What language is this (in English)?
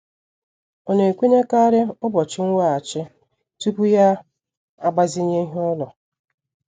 Igbo